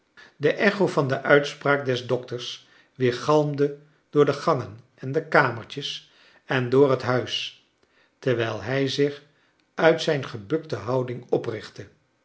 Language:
Dutch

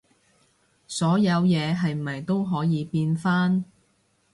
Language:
Cantonese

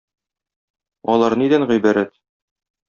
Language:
Tatar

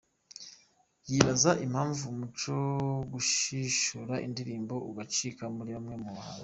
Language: Kinyarwanda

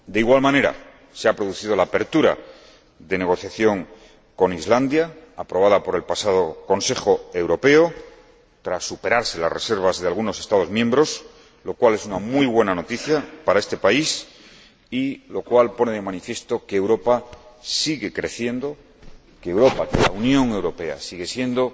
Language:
Spanish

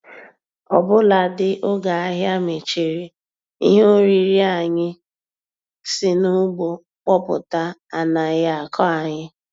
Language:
Igbo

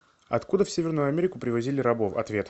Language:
Russian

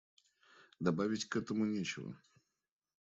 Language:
Russian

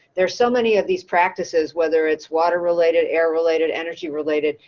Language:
English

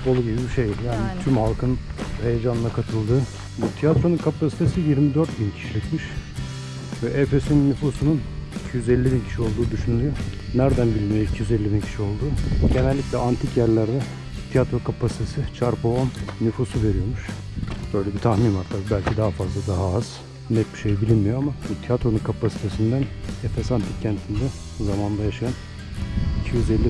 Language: Turkish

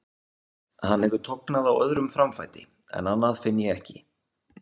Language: Icelandic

